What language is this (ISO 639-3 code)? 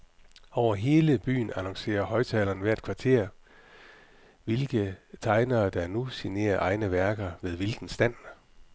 dan